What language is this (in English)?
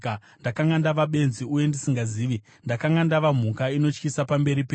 Shona